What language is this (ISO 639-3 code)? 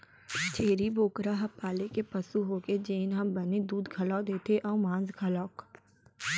hne